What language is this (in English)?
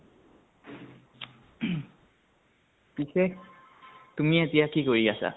Assamese